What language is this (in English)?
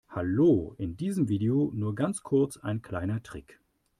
German